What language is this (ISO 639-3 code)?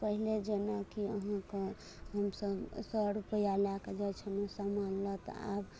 mai